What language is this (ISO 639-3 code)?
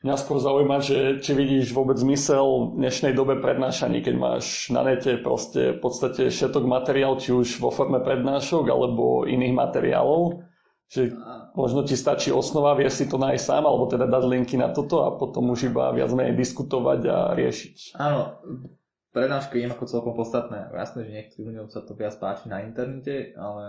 slk